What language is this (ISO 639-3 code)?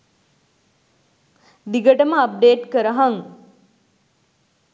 sin